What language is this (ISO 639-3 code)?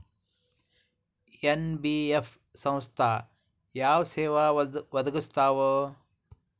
kan